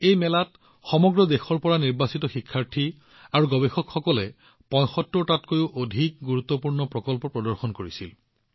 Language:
Assamese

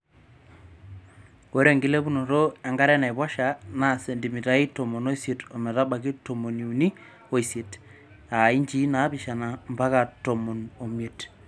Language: Masai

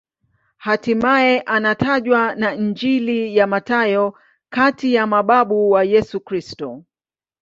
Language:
Swahili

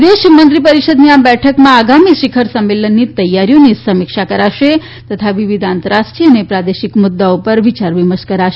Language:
Gujarati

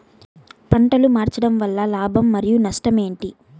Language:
Telugu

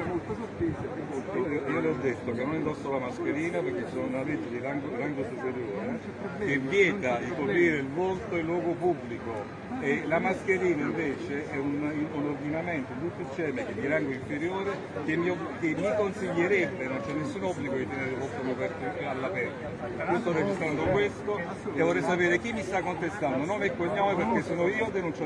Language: Italian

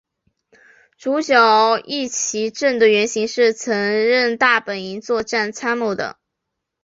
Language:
Chinese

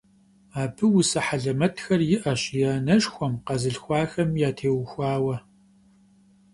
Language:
Kabardian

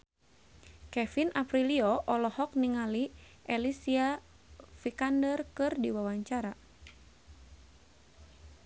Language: Sundanese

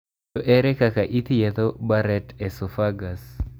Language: Luo (Kenya and Tanzania)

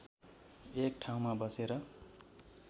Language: Nepali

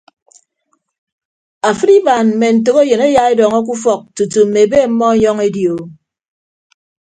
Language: Ibibio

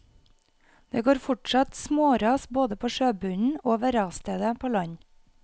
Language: Norwegian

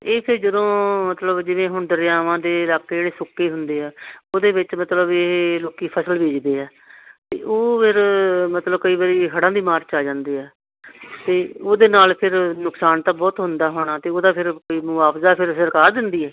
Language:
Punjabi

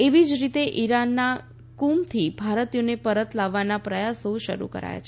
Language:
Gujarati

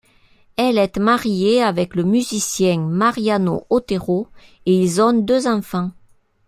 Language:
French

